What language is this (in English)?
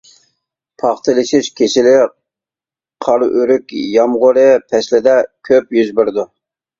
Uyghur